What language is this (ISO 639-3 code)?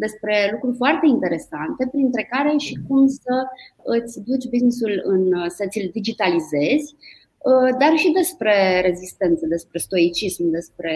ron